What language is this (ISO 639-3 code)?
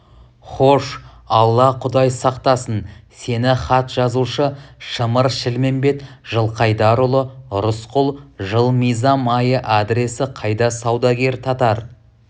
kaz